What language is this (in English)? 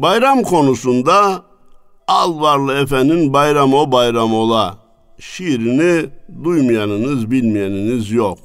Turkish